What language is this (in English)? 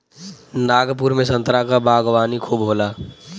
Bhojpuri